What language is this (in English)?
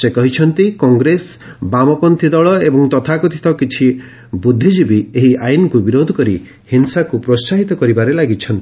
Odia